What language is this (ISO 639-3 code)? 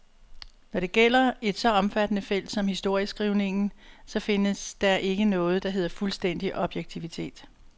dan